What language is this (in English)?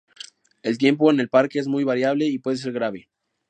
Spanish